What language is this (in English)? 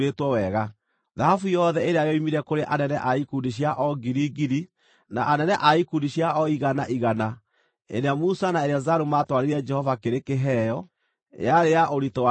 Kikuyu